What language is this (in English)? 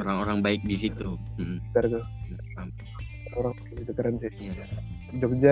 Indonesian